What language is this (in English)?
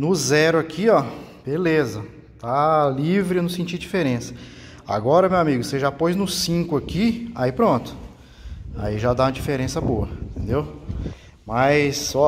Portuguese